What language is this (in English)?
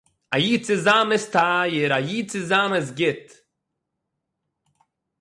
Yiddish